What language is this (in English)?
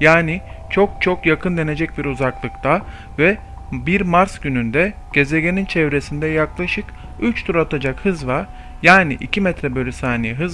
Turkish